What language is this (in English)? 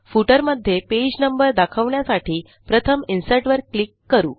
Marathi